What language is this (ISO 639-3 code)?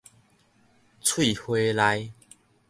nan